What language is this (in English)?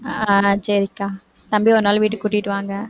Tamil